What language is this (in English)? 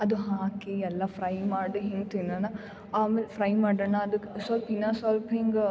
Kannada